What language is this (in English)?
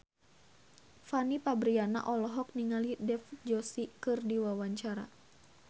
Sundanese